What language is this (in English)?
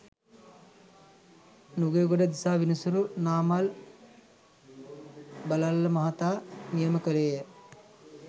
Sinhala